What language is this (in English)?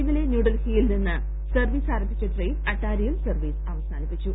Malayalam